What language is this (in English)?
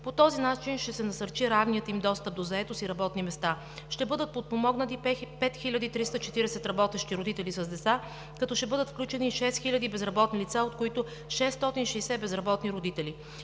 Bulgarian